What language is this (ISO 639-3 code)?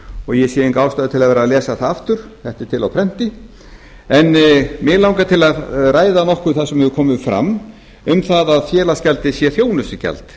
isl